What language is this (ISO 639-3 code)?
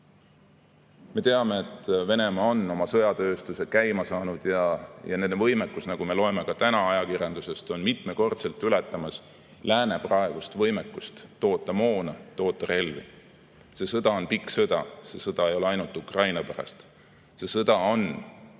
est